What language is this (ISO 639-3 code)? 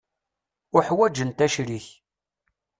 kab